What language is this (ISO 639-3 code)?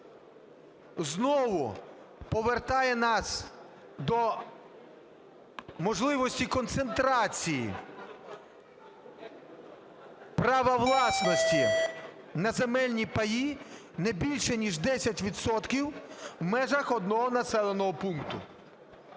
ukr